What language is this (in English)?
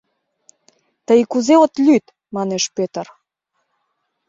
Mari